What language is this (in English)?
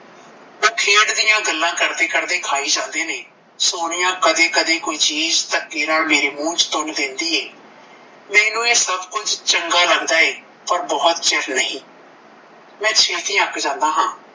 Punjabi